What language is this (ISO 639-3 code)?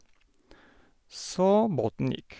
nor